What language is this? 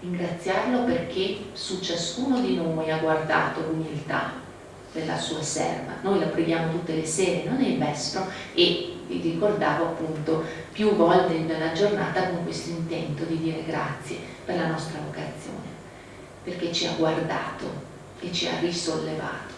Italian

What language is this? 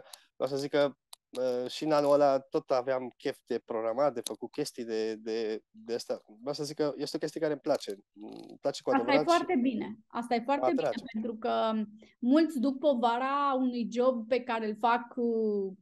Romanian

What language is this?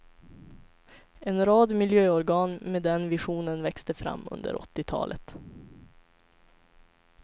Swedish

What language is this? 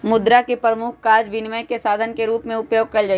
Magahi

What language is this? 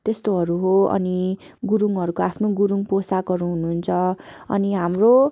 Nepali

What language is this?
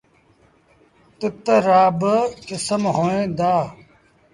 Sindhi Bhil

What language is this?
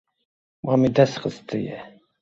Kurdish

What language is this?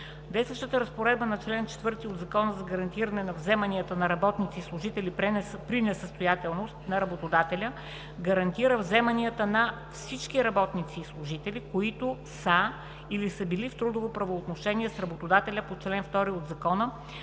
Bulgarian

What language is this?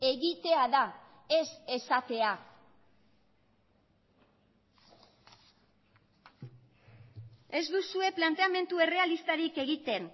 Basque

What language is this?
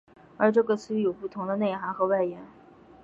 Chinese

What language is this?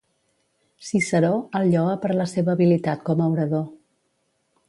Catalan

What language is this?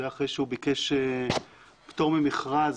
Hebrew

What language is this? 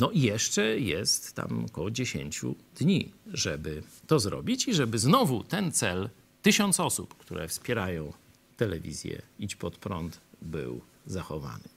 Polish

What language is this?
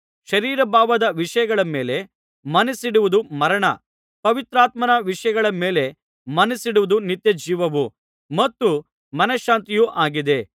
Kannada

